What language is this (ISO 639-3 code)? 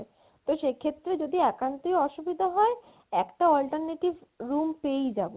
ben